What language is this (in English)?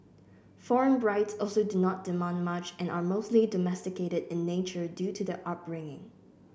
English